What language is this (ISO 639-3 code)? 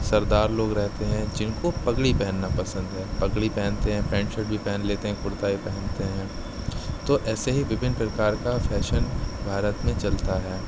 urd